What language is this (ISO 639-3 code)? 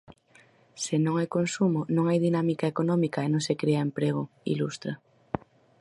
glg